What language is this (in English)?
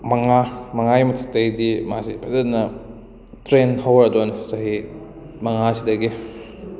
Manipuri